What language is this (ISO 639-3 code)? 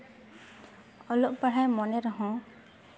sat